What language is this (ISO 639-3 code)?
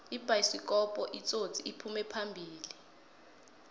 nbl